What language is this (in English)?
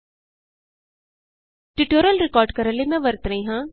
Punjabi